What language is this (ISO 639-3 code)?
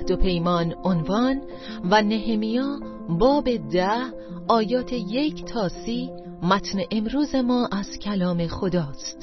fas